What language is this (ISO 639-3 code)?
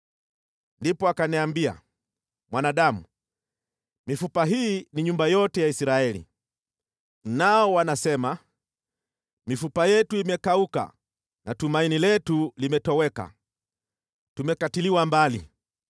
swa